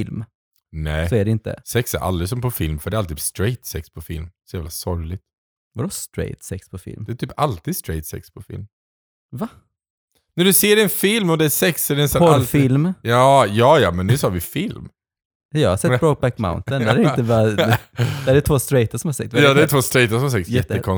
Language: Swedish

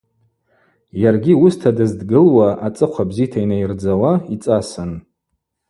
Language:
Abaza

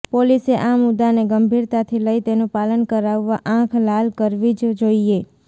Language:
Gujarati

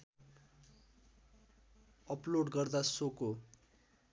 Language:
Nepali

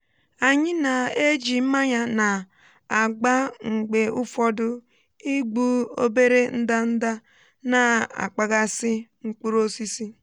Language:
Igbo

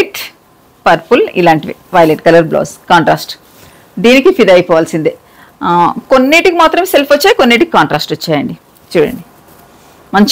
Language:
Telugu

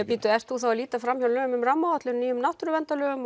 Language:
Icelandic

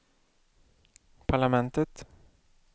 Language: Swedish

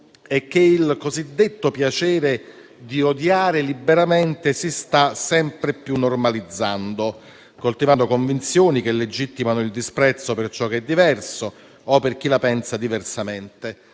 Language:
Italian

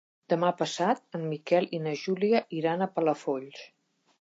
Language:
Catalan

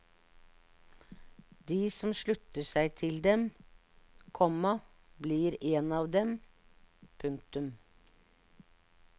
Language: Norwegian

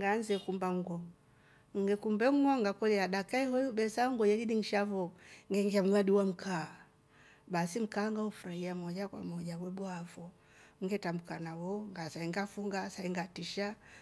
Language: Rombo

